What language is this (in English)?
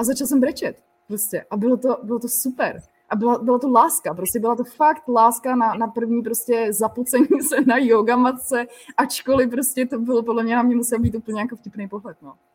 Czech